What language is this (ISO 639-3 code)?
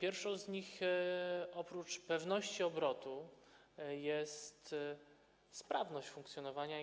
pol